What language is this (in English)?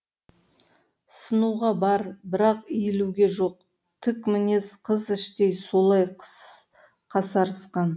Kazakh